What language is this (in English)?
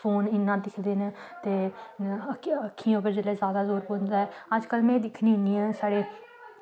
Dogri